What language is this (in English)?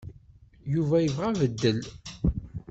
Kabyle